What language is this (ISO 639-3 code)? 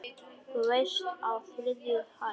isl